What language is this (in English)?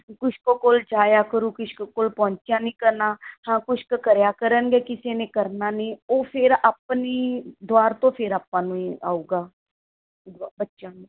Punjabi